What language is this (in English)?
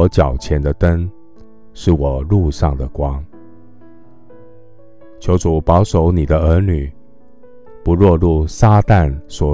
Chinese